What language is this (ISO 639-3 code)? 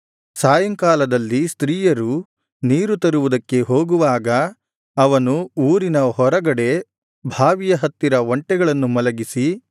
kan